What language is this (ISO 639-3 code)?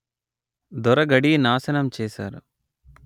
tel